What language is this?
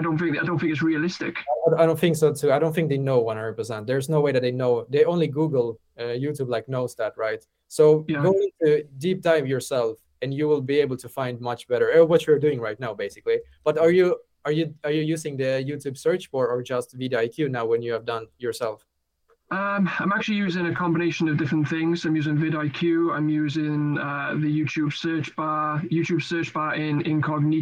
English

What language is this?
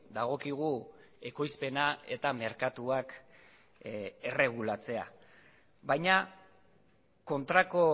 Basque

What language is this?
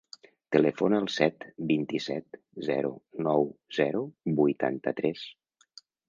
Catalan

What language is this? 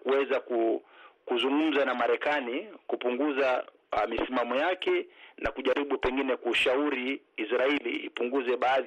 Swahili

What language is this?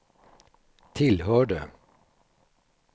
Swedish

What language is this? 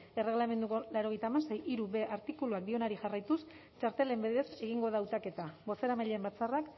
Basque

